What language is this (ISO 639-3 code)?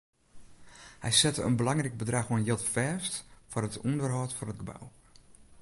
fry